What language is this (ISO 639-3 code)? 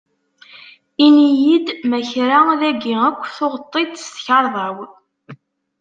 kab